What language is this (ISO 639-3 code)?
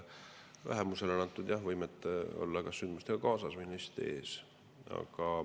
est